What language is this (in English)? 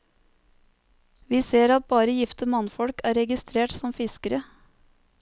Norwegian